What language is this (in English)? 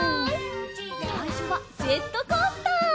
Japanese